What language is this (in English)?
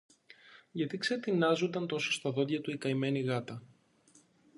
Greek